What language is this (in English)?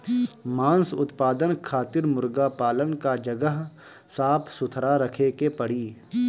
Bhojpuri